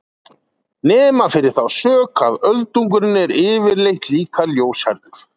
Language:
Icelandic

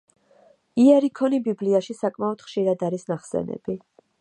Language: Georgian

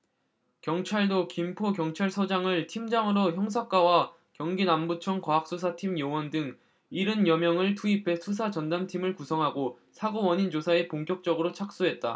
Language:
Korean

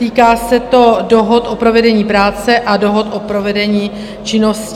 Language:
Czech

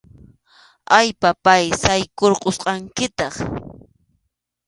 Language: Arequipa-La Unión Quechua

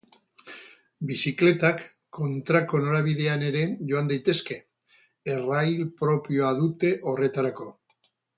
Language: Basque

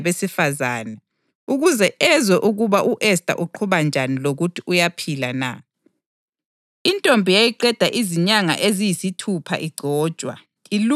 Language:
North Ndebele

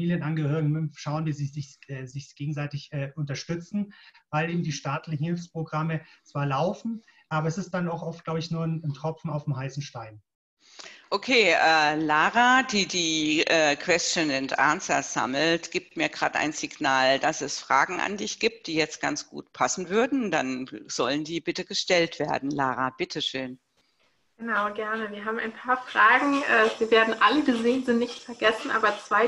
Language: German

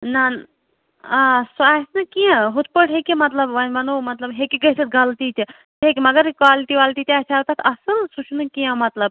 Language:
Kashmiri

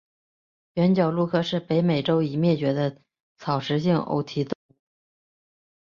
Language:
Chinese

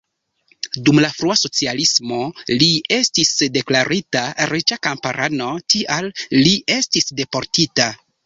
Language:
Esperanto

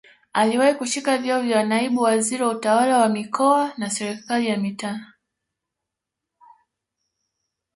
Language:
Swahili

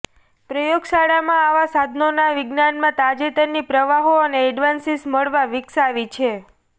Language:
Gujarati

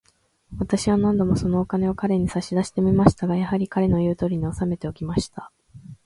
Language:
Japanese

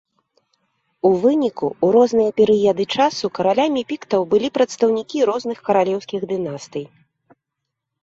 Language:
Belarusian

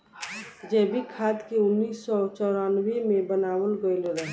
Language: Bhojpuri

